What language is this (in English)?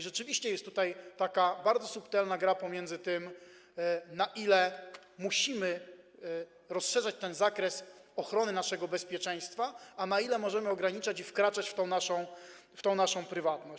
Polish